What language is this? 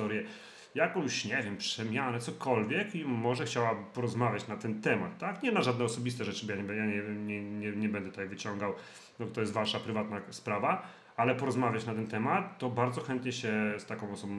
Polish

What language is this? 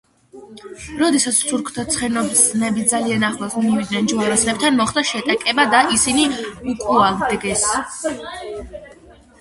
Georgian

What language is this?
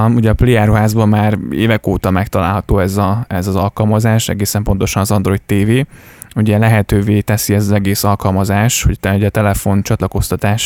Hungarian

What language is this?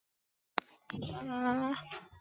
Chinese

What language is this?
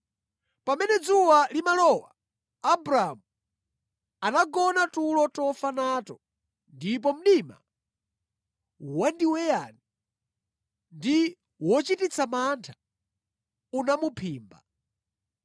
Nyanja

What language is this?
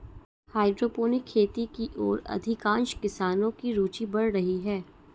Hindi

